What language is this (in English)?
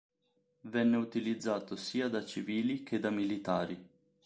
Italian